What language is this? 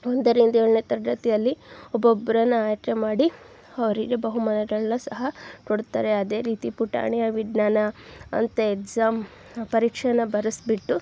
Kannada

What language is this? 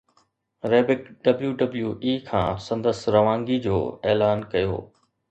Sindhi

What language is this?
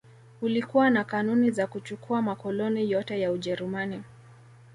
Swahili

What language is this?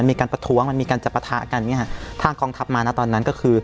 Thai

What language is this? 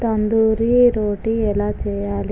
Telugu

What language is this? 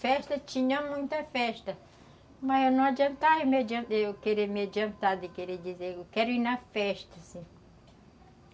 Portuguese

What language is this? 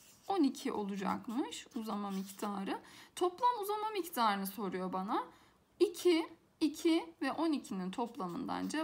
Turkish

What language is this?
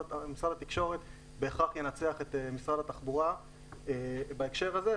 Hebrew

